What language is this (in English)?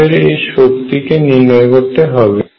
Bangla